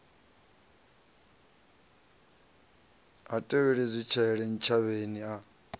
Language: Venda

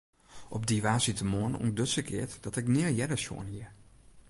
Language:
Western Frisian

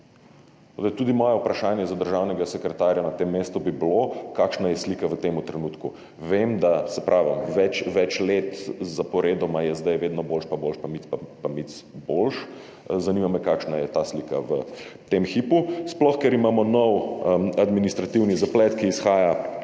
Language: Slovenian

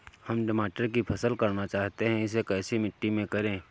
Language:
Hindi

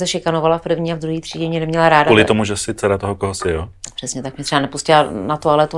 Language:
Czech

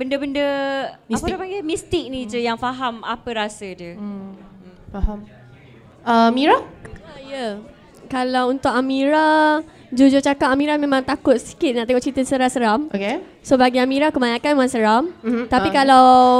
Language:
Malay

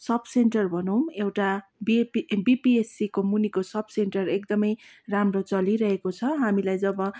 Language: Nepali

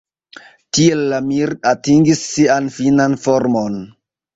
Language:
Esperanto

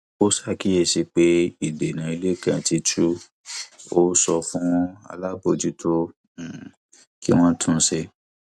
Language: Yoruba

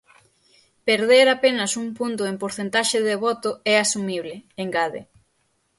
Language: Galician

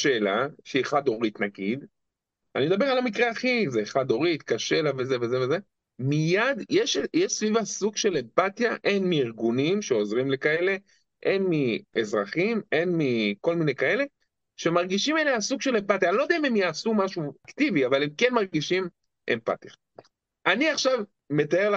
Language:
Hebrew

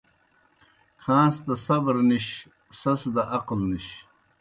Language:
Kohistani Shina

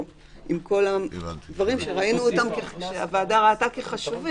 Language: Hebrew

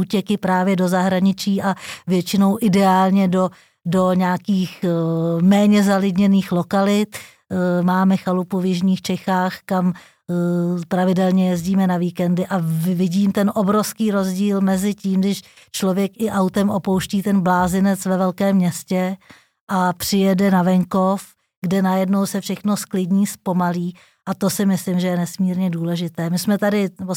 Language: Czech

